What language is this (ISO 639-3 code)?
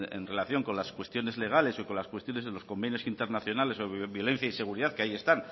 spa